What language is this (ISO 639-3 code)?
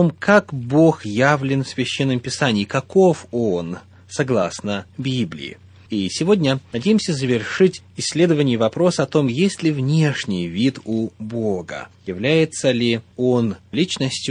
rus